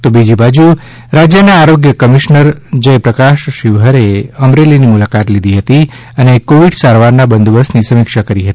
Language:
Gujarati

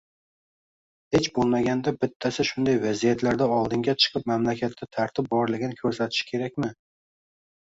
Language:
Uzbek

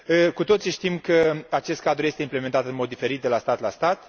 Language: Romanian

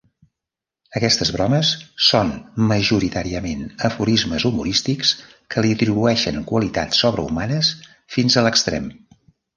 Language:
Catalan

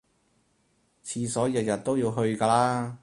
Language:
Cantonese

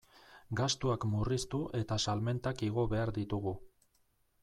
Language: Basque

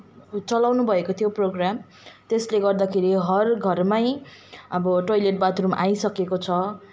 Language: Nepali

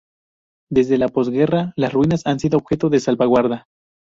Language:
Spanish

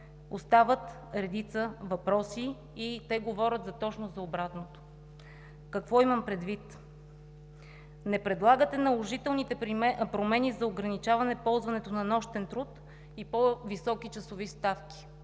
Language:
Bulgarian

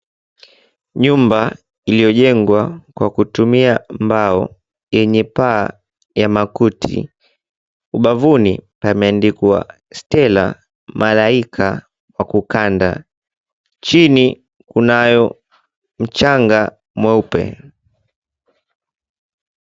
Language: Swahili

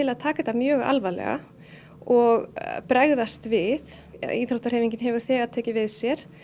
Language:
Icelandic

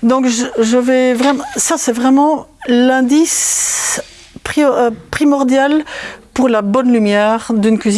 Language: French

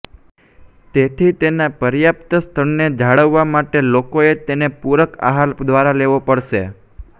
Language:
Gujarati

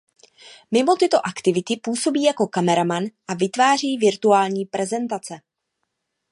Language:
Czech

